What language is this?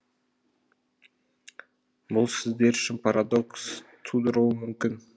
Kazakh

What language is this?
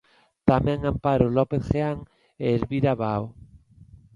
Galician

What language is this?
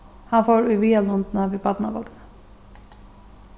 Faroese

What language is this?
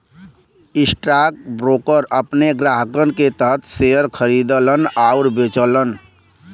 Bhojpuri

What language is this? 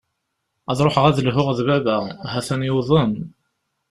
Kabyle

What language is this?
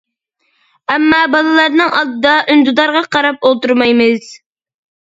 Uyghur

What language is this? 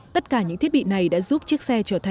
Vietnamese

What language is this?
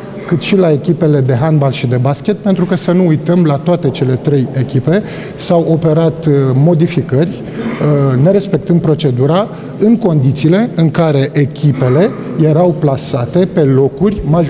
Romanian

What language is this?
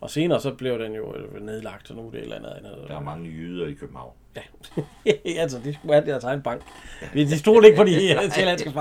Danish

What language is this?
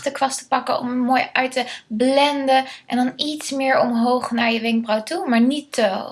Dutch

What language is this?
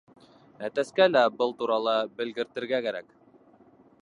Bashkir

